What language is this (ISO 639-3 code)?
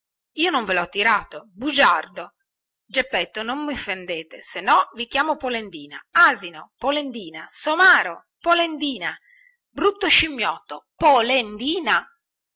ita